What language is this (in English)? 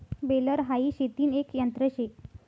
Marathi